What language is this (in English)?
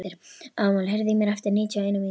Icelandic